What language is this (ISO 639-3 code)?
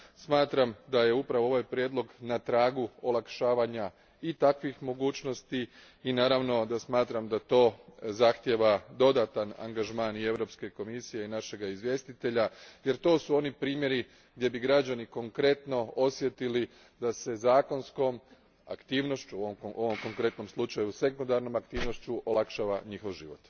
hrv